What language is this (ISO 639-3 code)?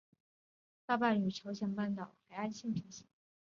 zho